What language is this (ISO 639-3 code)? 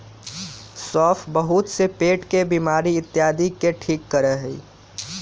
mag